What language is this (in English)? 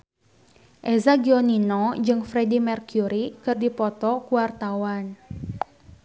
Sundanese